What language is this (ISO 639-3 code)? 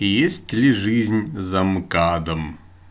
rus